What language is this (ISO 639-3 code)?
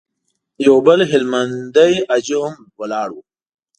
pus